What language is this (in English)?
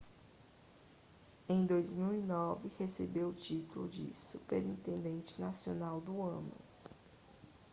Portuguese